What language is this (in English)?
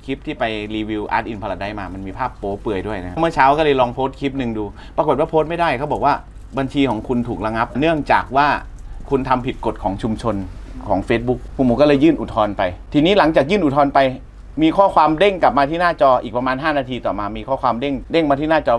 Thai